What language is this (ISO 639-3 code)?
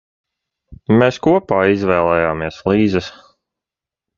lav